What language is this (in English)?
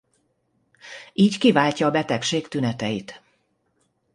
Hungarian